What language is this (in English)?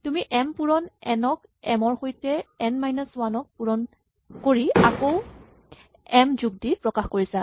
Assamese